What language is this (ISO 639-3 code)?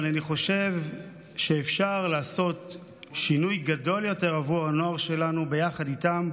heb